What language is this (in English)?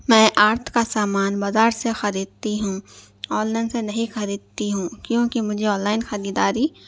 Urdu